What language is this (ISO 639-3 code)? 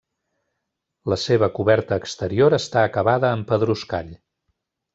cat